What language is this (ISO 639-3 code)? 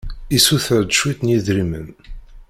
kab